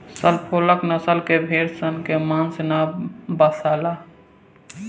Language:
Bhojpuri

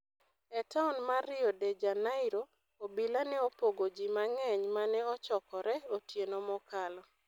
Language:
Luo (Kenya and Tanzania)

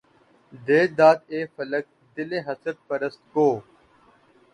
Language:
Urdu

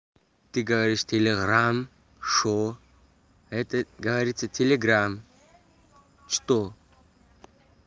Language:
Russian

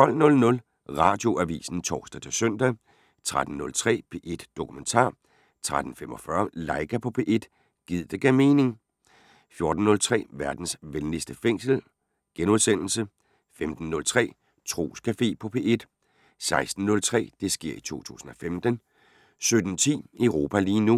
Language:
Danish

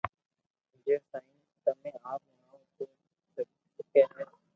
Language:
Loarki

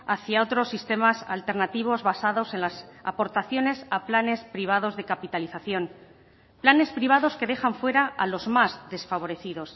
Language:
Spanish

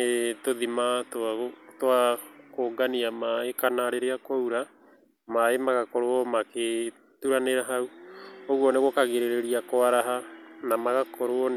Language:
Kikuyu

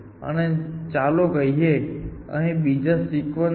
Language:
Gujarati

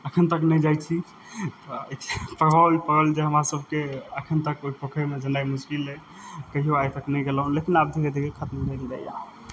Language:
Maithili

